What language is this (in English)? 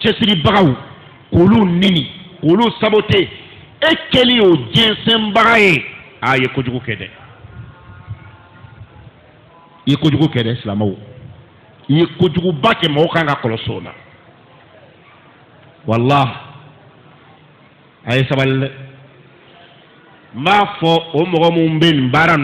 French